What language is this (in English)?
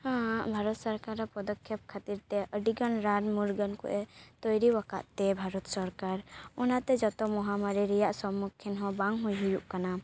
Santali